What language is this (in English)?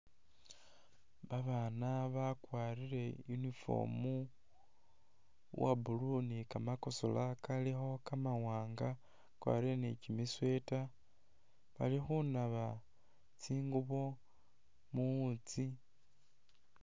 Masaaba